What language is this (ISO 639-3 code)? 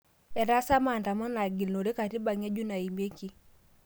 mas